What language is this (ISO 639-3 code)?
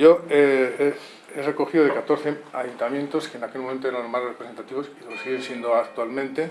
spa